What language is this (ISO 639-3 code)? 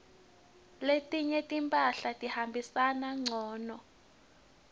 ssw